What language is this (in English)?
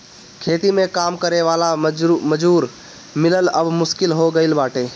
Bhojpuri